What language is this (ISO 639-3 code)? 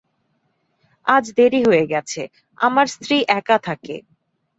ben